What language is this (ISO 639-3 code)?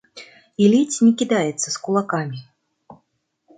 bel